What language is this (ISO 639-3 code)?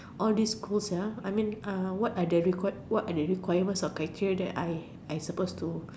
eng